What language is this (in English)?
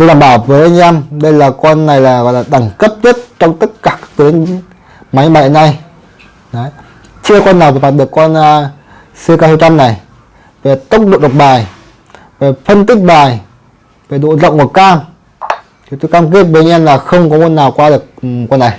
Vietnamese